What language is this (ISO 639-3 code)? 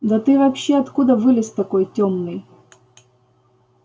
rus